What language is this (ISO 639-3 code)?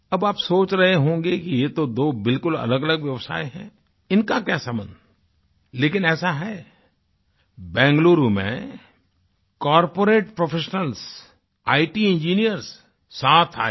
hin